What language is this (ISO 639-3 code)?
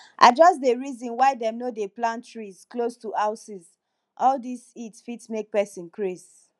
pcm